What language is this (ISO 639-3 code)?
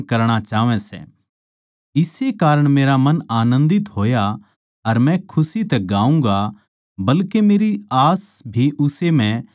bgc